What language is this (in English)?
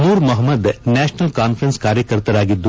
Kannada